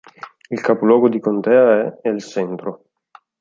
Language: Italian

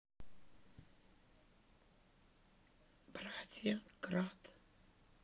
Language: Russian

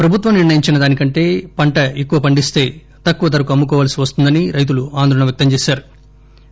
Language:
Telugu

